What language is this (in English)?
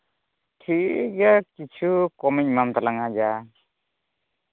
Santali